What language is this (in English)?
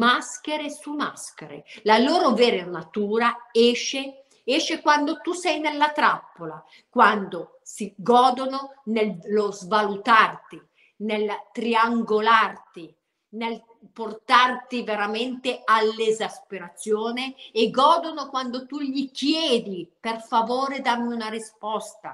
Italian